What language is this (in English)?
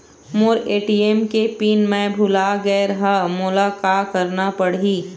Chhattisgarhi